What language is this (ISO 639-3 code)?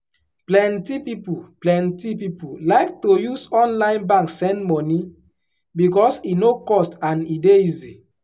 pcm